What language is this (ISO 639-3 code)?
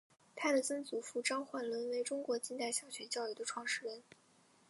zho